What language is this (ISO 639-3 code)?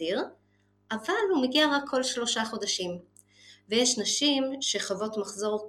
heb